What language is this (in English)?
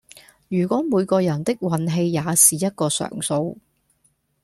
Cantonese